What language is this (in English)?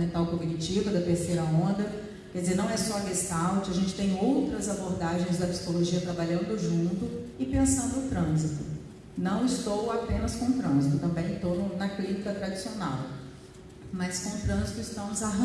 Portuguese